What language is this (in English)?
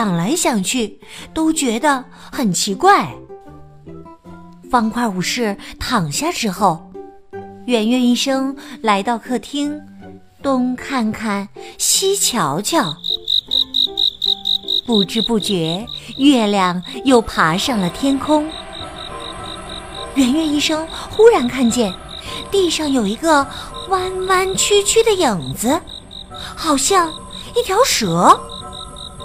Chinese